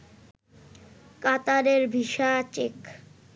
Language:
Bangla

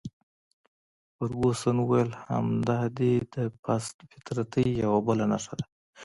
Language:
Pashto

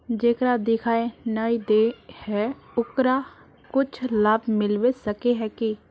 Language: Magahi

